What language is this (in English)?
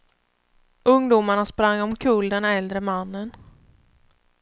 Swedish